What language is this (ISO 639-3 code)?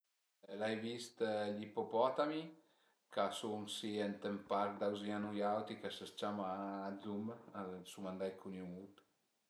pms